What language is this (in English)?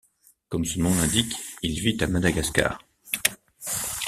French